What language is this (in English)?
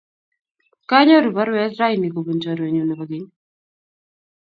Kalenjin